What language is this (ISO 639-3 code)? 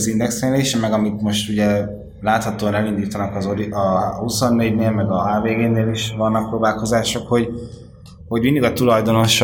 hun